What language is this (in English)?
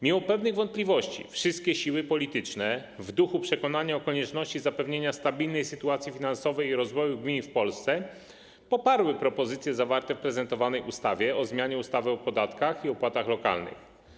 Polish